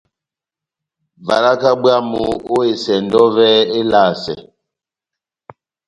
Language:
Batanga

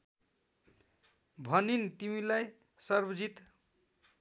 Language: Nepali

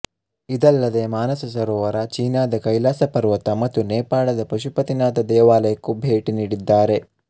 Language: Kannada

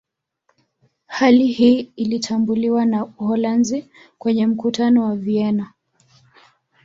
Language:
Swahili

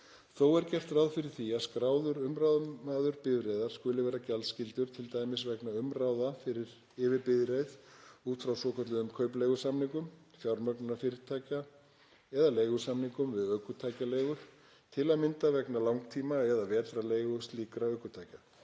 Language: Icelandic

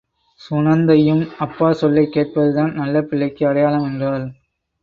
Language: Tamil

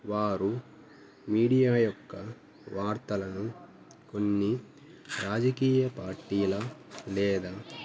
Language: Telugu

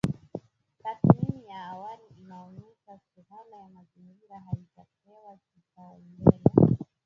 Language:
Swahili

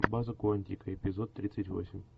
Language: Russian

